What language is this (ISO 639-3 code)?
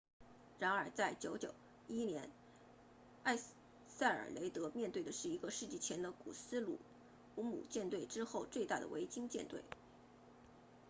zho